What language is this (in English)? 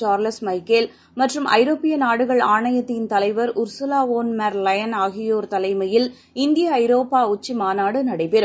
Tamil